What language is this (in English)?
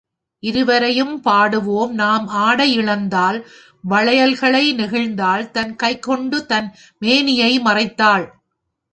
Tamil